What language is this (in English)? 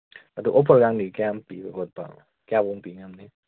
Manipuri